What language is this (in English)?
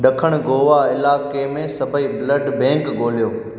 Sindhi